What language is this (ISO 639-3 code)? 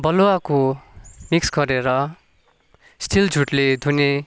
nep